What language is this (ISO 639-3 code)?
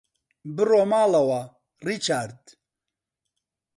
ckb